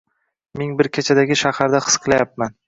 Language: Uzbek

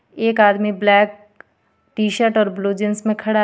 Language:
Hindi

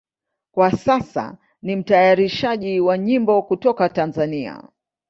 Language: Swahili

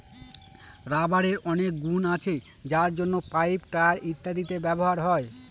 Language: Bangla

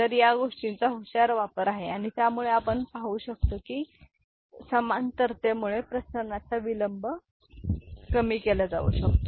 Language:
Marathi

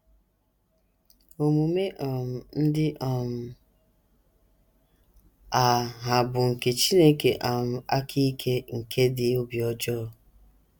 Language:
Igbo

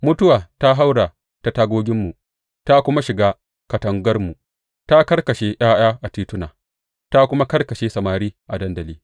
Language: Hausa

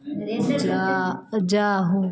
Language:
Maithili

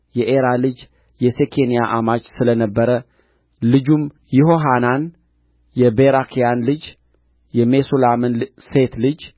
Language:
Amharic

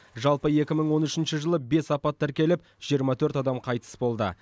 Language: Kazakh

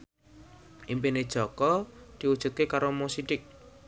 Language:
Javanese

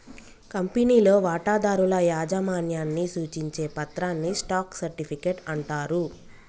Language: Telugu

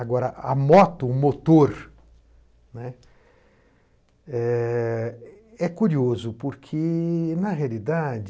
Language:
Portuguese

